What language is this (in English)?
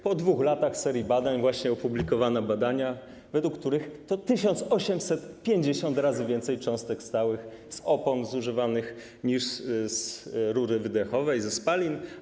Polish